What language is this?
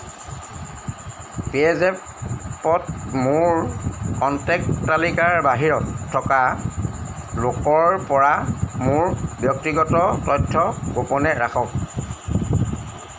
Assamese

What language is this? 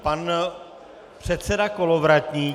Czech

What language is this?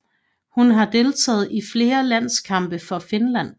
Danish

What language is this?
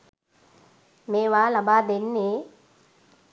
Sinhala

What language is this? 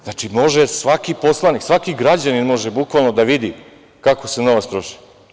Serbian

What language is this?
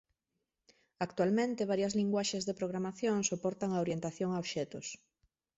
Galician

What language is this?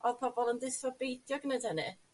Welsh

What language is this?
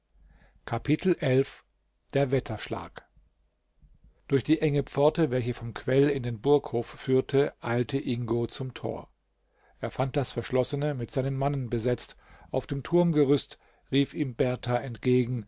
German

